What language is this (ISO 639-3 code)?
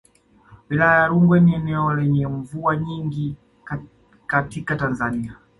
swa